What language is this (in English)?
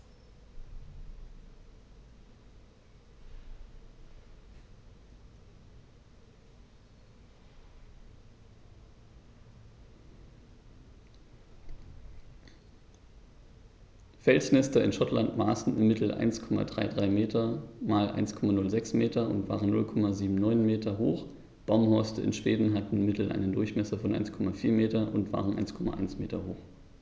German